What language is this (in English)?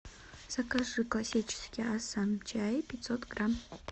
Russian